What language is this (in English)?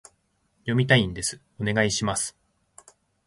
Japanese